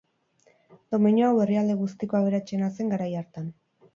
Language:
Basque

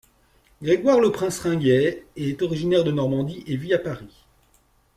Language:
French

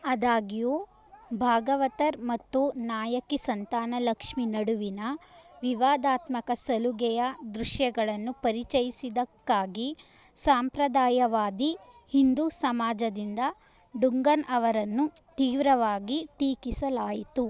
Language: Kannada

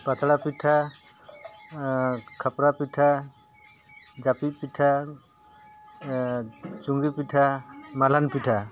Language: Santali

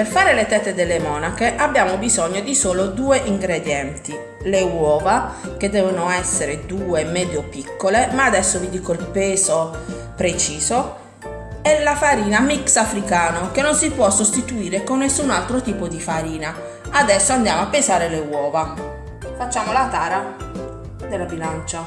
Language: Italian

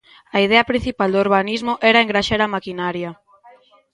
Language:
Galician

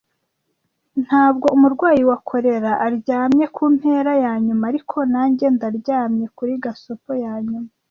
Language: Kinyarwanda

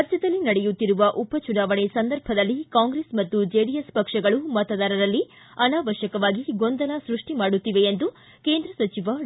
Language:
Kannada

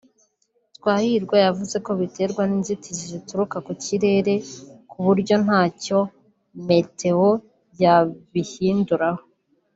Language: Kinyarwanda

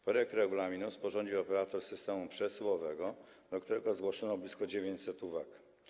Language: Polish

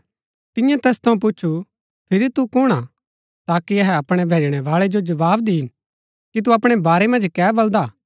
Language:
Gaddi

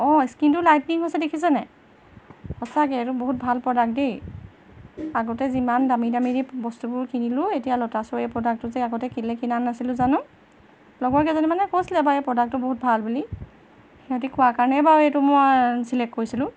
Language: Assamese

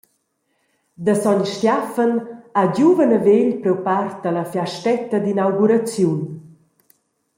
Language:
Romansh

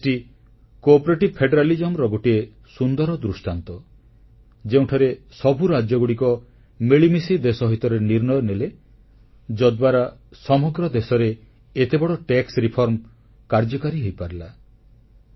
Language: Odia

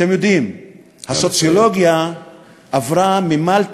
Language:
Hebrew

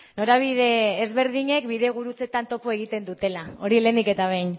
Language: Basque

